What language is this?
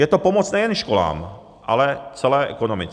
Czech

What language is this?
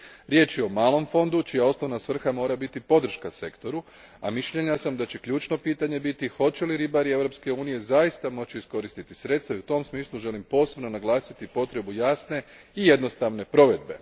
Croatian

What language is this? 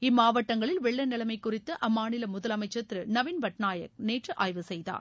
Tamil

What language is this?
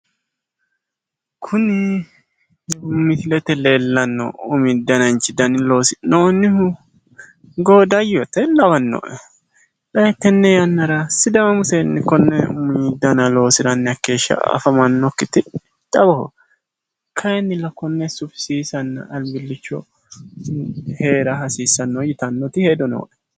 Sidamo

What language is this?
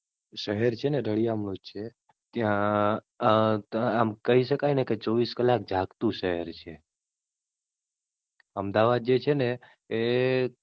Gujarati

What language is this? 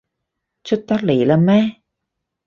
Cantonese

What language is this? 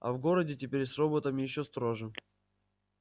Russian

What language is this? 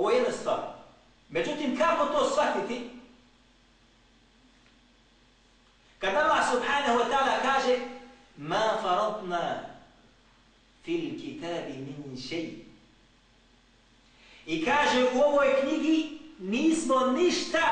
Greek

